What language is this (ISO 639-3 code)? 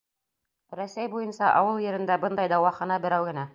bak